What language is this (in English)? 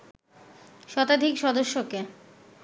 Bangla